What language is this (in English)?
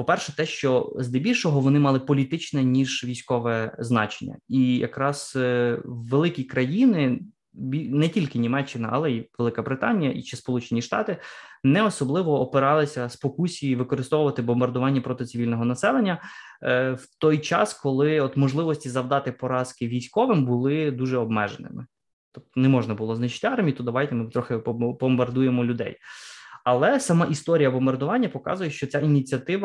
Ukrainian